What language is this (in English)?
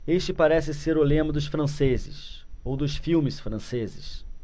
Portuguese